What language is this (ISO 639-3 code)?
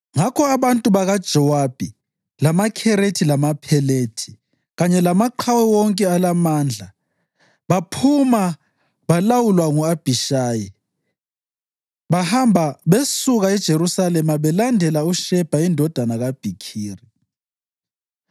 nde